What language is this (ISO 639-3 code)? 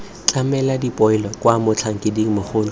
tsn